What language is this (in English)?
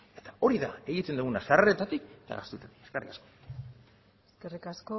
Basque